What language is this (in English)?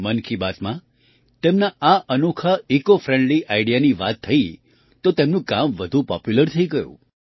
Gujarati